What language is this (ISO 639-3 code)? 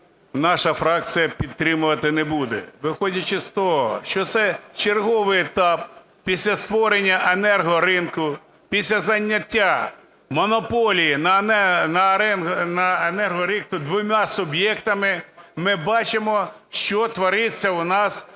ukr